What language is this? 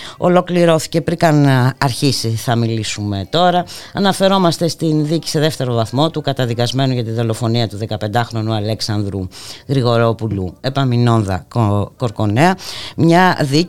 Greek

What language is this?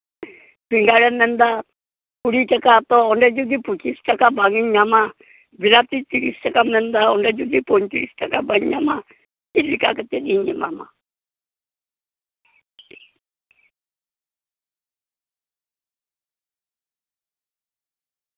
Santali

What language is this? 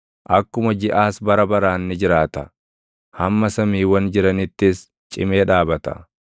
Oromo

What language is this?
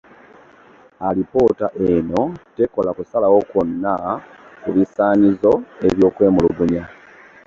Ganda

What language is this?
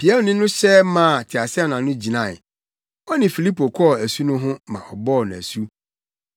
Akan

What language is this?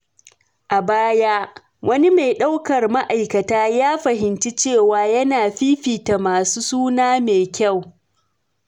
Hausa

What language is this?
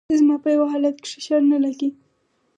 Pashto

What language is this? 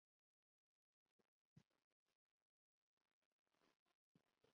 Bangla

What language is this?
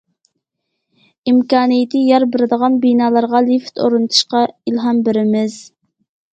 Uyghur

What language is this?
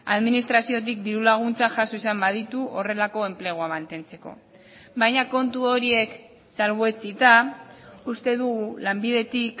Basque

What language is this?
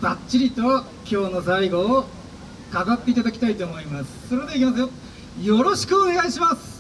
Japanese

